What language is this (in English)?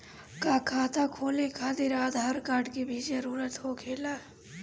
Bhojpuri